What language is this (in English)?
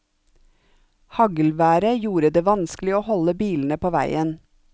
Norwegian